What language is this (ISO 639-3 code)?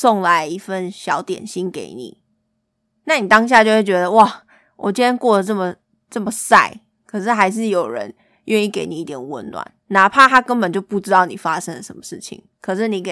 zho